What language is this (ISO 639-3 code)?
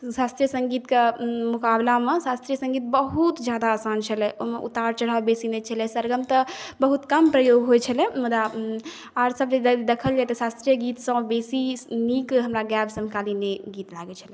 mai